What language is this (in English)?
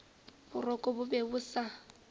Northern Sotho